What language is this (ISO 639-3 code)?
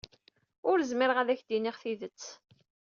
kab